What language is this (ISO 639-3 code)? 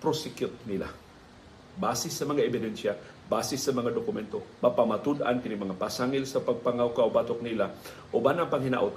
fil